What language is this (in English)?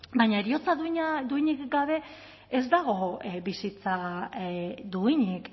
Basque